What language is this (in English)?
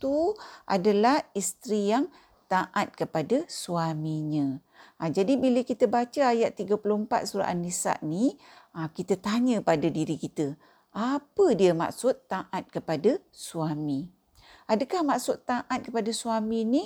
Malay